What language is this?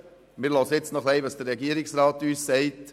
Swiss German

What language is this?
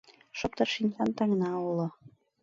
Mari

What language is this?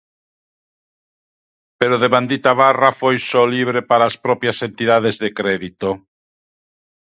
Galician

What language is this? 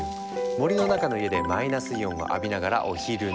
Japanese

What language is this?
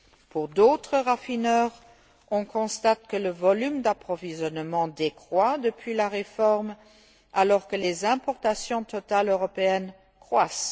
French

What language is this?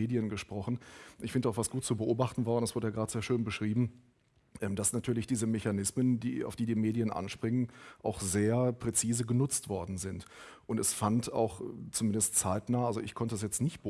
German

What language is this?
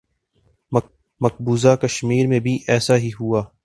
Urdu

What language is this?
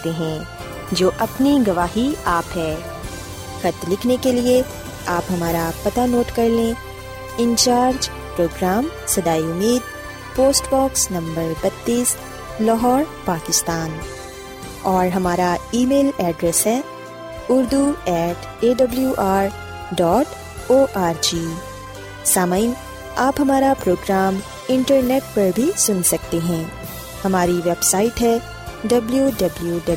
Urdu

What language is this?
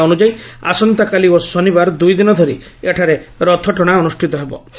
Odia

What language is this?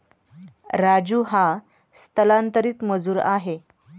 Marathi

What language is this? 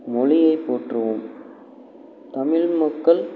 Tamil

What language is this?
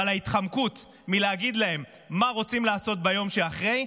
Hebrew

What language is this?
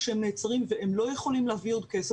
Hebrew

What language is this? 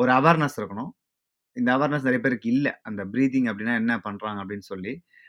Tamil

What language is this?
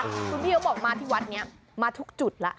Thai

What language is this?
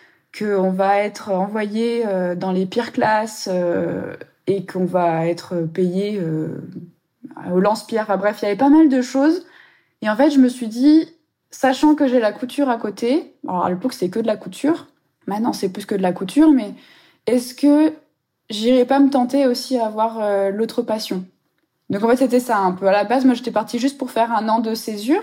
French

